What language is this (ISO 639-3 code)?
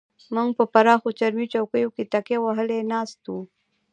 pus